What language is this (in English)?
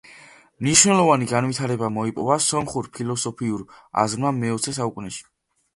Georgian